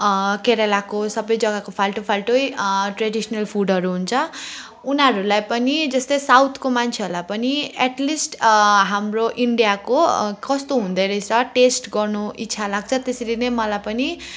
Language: Nepali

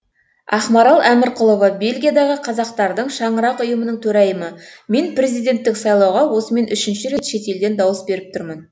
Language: Kazakh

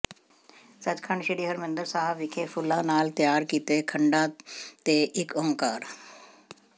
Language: Punjabi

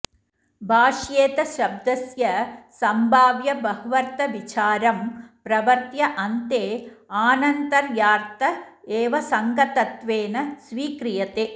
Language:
Sanskrit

